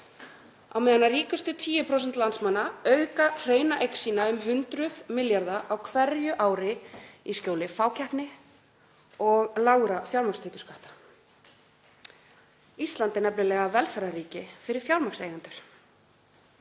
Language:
Icelandic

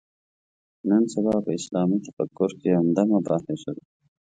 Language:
Pashto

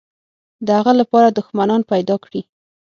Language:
Pashto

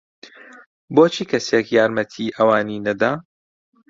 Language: Central Kurdish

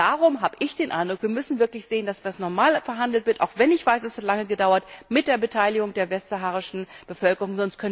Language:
German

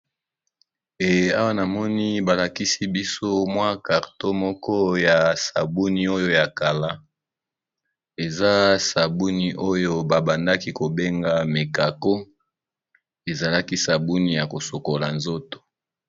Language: Lingala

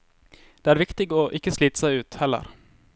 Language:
Norwegian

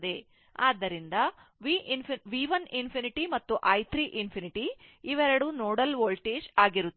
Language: Kannada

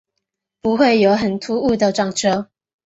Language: Chinese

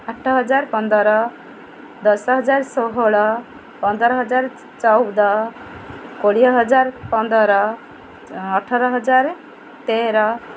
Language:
Odia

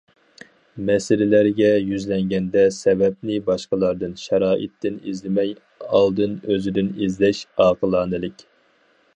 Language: Uyghur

